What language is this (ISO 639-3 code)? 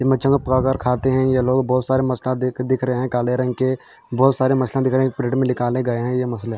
hin